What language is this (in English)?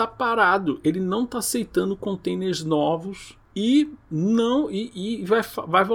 Portuguese